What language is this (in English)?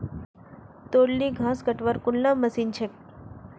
Magahi